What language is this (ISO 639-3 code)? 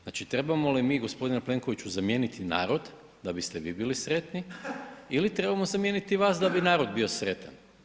hrv